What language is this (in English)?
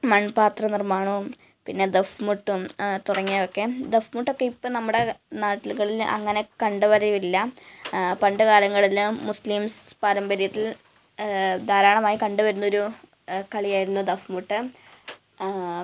Malayalam